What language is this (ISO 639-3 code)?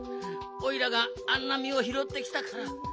jpn